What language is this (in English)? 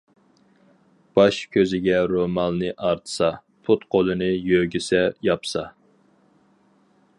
Uyghur